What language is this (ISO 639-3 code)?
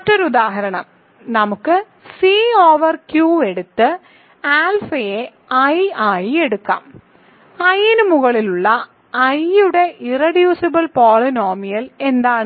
mal